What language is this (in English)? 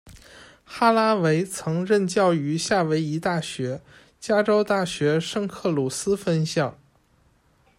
Chinese